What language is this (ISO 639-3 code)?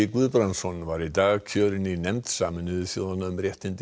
isl